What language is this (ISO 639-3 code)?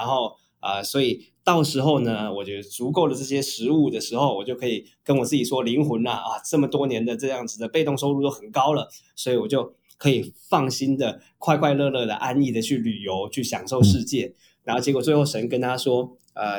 zho